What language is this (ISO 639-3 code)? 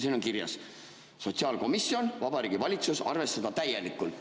est